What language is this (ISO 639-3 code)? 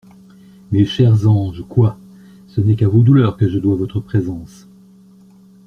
fra